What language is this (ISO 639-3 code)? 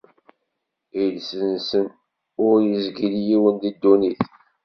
kab